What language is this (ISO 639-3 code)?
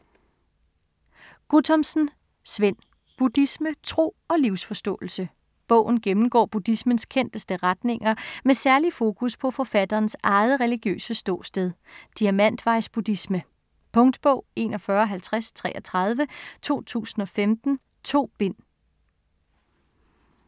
dan